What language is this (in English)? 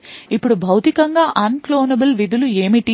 Telugu